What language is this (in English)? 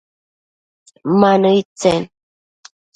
Matsés